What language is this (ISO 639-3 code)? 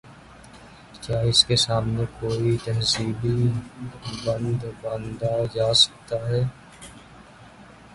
urd